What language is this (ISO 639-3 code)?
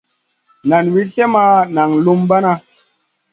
mcn